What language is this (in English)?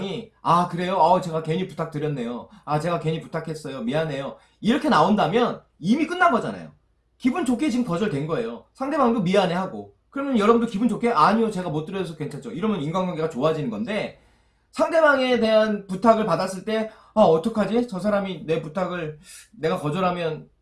Korean